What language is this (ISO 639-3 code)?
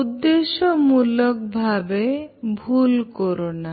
ben